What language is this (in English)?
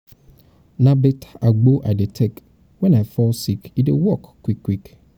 Nigerian Pidgin